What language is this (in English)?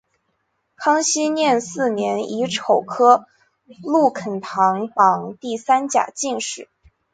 Chinese